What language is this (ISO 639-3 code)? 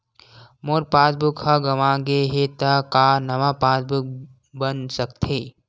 hne